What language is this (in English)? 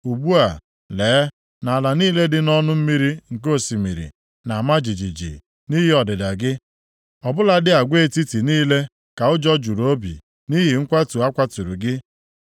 Igbo